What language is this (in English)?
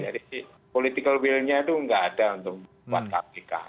Indonesian